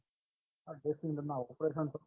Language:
Gujarati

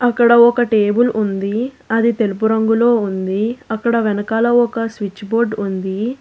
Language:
Telugu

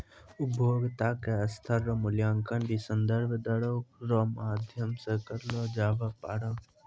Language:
Maithili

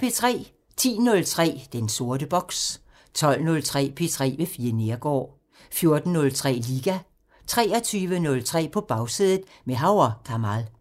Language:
Danish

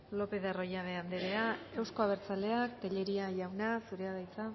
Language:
Basque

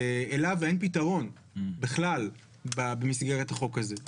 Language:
Hebrew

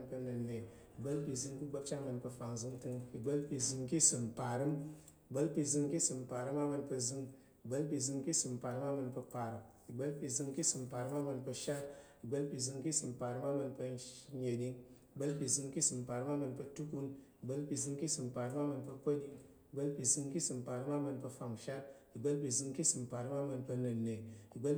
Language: Tarok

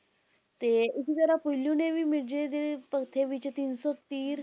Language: Punjabi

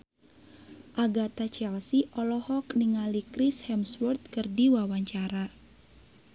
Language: Sundanese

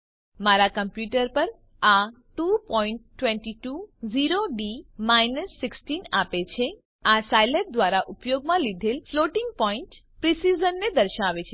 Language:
Gujarati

